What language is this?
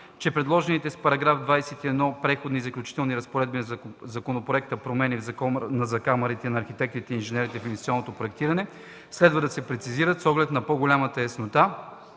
Bulgarian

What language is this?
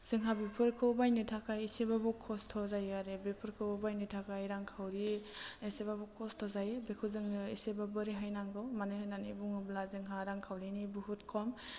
Bodo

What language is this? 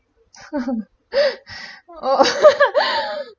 English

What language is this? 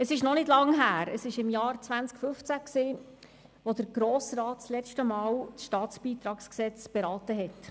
Swiss German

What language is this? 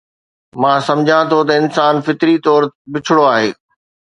Sindhi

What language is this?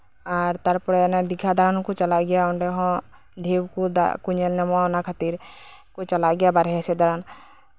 Santali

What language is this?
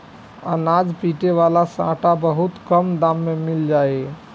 Bhojpuri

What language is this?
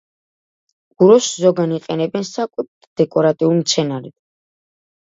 Georgian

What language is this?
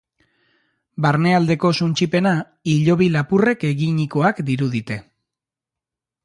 Basque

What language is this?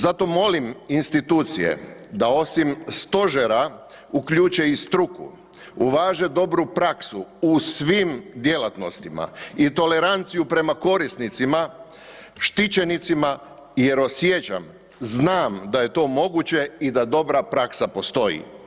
Croatian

